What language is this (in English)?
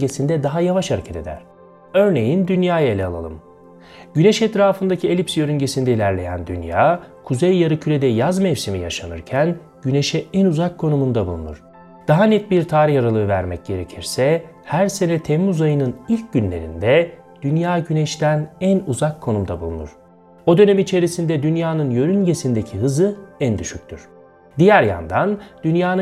Turkish